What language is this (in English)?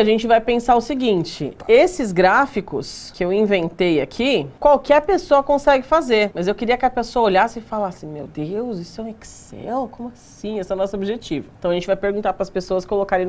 Portuguese